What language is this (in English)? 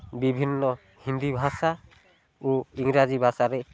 Odia